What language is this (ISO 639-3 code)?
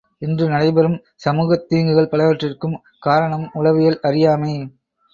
tam